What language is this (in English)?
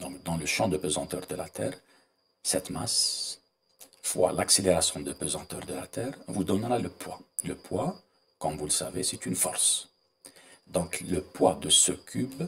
French